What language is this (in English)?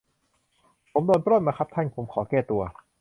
Thai